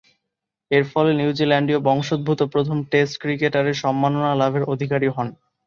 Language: Bangla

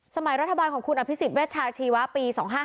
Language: Thai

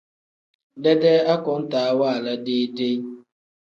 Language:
Tem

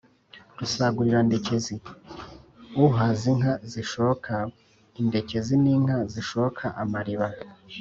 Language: Kinyarwanda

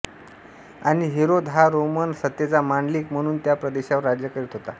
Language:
Marathi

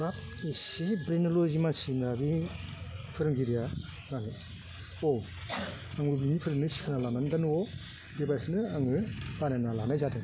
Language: Bodo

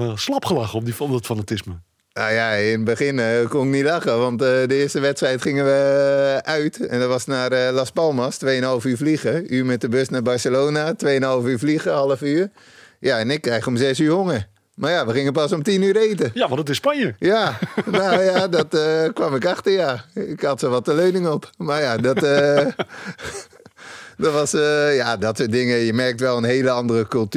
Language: Dutch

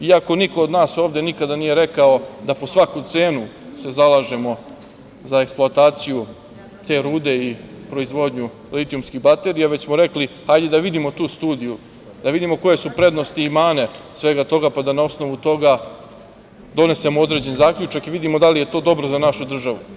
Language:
Serbian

